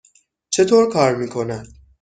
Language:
Persian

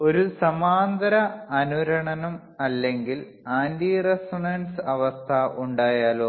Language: Malayalam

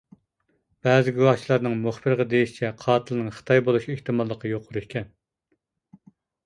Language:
Uyghur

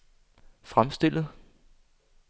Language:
Danish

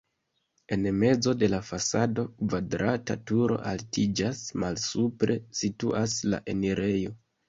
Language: Esperanto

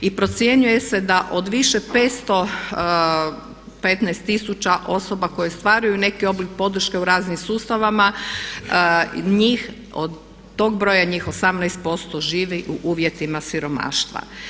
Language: Croatian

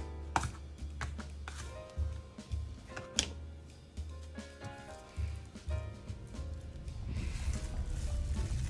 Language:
Japanese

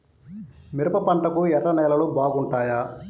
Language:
Telugu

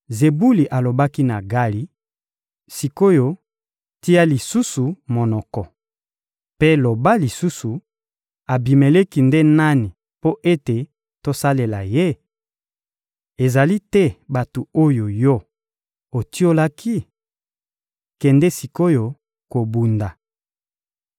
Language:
Lingala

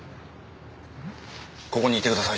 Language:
Japanese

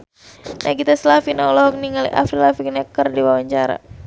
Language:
Sundanese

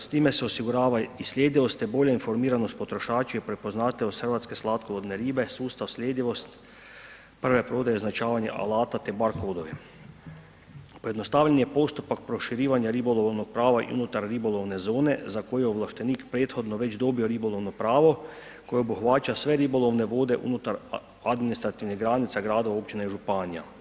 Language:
Croatian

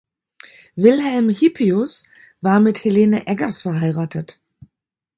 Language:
German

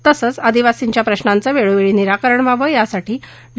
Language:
Marathi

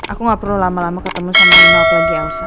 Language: Indonesian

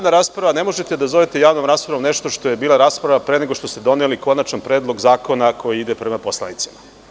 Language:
Serbian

